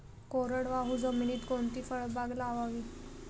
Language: Marathi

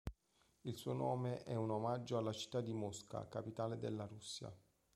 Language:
Italian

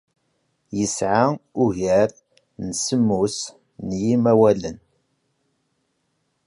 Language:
Kabyle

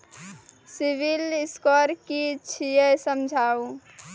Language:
Maithili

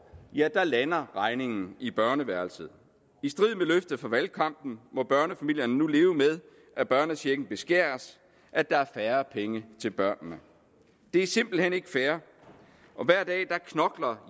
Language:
Danish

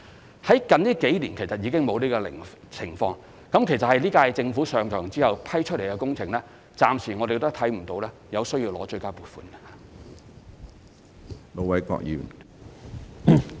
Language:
Cantonese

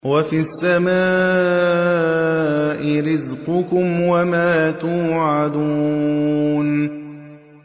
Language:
Arabic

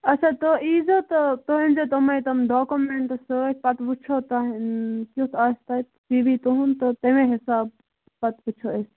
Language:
Kashmiri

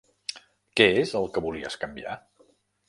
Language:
Catalan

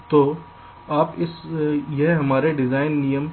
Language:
Hindi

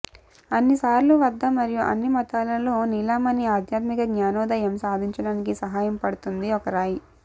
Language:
Telugu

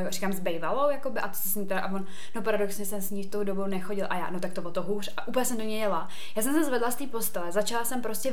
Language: Czech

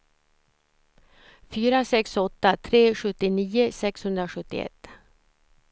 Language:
Swedish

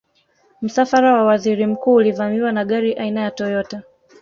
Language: Swahili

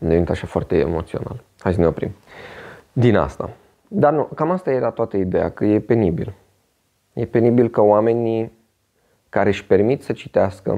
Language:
Romanian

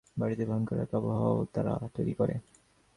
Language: Bangla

